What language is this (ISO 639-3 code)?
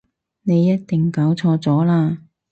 yue